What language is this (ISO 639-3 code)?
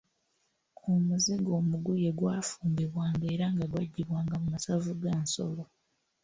lug